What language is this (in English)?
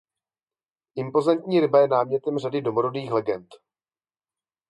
Czech